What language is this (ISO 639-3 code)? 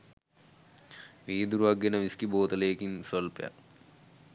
sin